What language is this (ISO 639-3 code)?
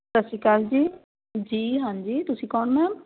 pan